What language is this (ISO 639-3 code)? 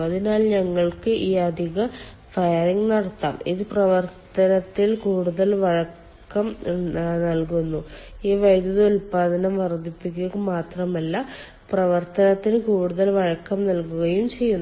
mal